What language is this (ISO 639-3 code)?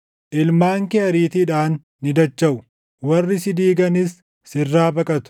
orm